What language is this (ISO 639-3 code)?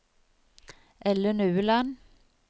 nor